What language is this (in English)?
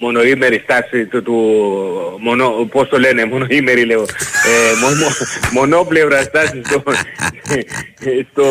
Greek